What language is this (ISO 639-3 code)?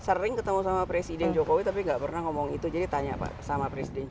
ind